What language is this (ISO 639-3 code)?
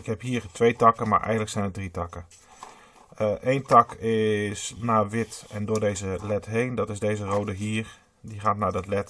nld